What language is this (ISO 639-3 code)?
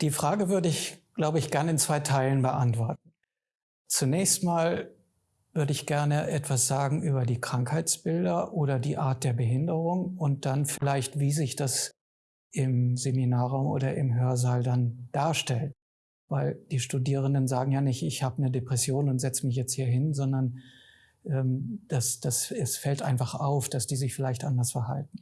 deu